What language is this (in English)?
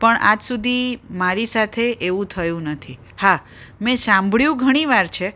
Gujarati